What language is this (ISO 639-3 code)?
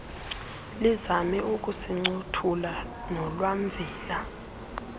xho